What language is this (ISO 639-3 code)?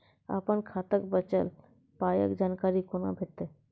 mai